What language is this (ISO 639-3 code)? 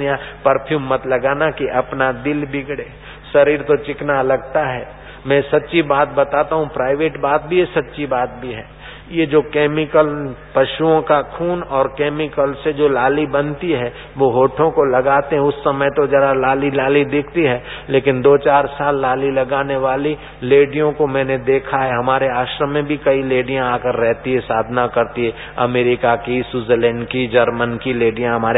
hin